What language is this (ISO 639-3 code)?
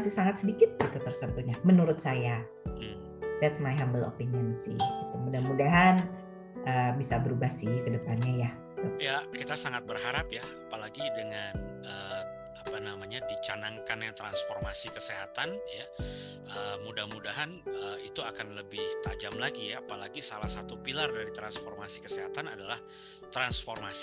ind